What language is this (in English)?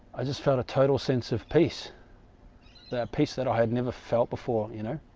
English